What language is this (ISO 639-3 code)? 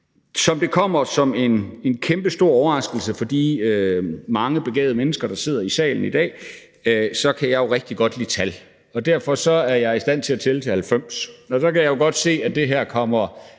dan